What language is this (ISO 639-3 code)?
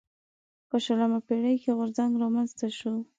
pus